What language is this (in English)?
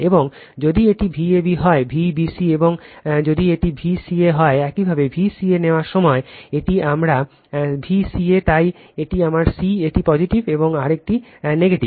Bangla